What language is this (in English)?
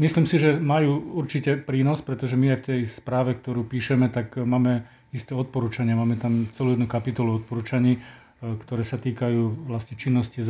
Slovak